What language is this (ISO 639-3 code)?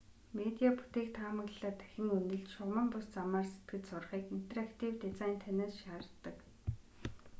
mon